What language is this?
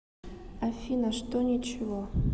Russian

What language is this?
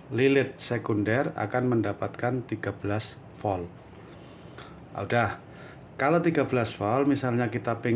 Indonesian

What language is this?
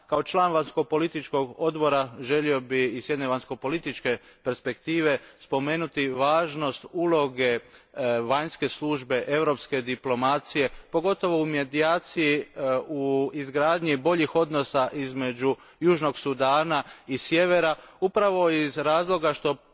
Croatian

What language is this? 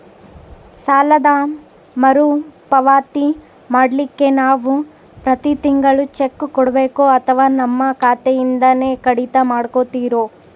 Kannada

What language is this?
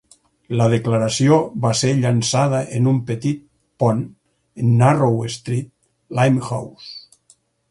Catalan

